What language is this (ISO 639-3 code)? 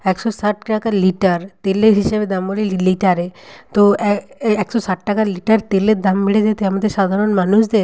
ben